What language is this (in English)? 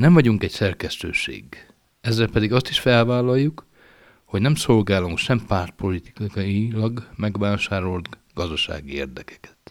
Hungarian